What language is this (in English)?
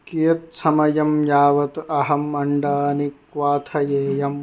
Sanskrit